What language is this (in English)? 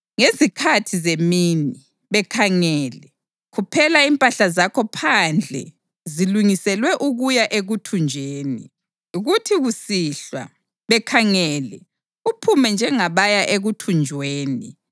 North Ndebele